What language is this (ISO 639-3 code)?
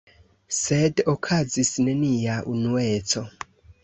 epo